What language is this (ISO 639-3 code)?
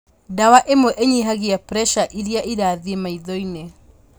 kik